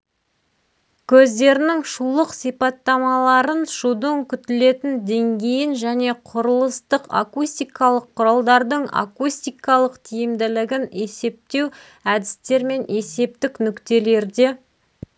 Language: Kazakh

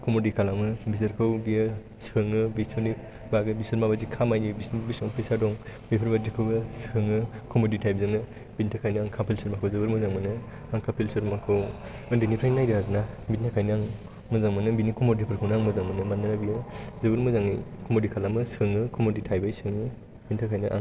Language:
Bodo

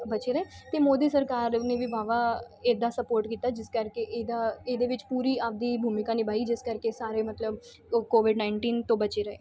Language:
Punjabi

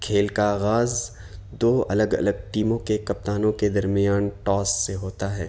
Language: Urdu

